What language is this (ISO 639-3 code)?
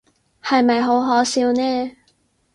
yue